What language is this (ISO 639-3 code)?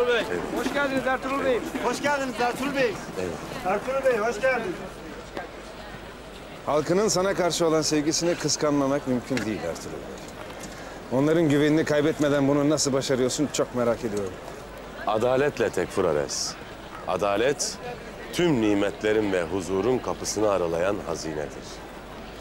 tur